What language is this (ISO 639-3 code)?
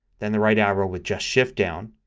eng